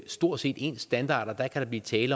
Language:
Danish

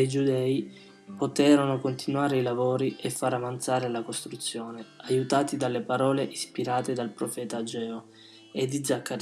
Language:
Italian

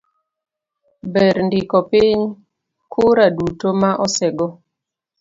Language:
Luo (Kenya and Tanzania)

